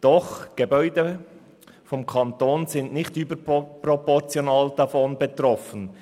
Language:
Swiss German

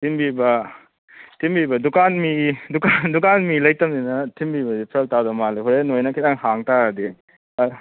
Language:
Manipuri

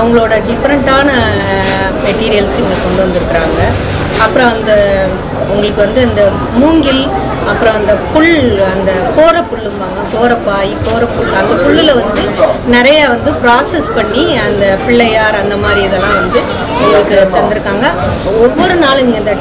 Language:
Tamil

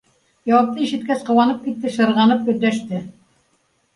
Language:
Bashkir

